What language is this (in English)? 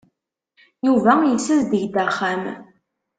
Kabyle